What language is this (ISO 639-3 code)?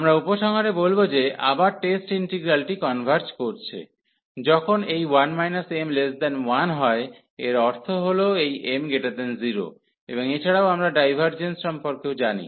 ben